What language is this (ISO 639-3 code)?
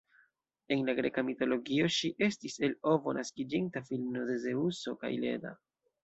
epo